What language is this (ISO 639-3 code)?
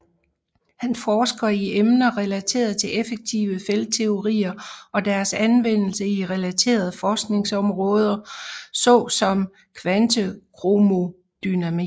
dan